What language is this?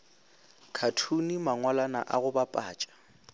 Northern Sotho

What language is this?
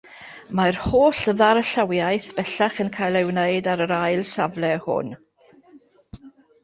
Welsh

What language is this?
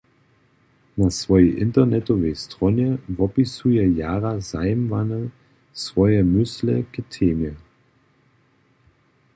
Upper Sorbian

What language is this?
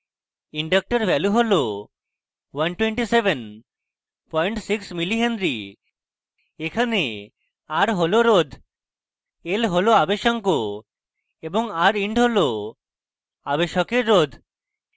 Bangla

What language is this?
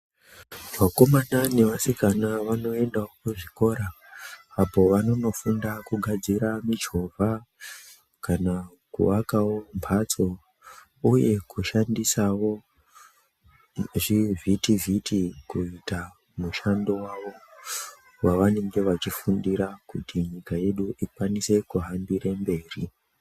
Ndau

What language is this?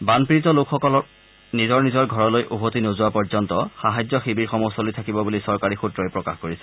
Assamese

